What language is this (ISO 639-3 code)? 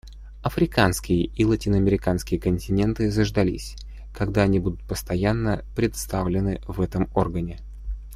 rus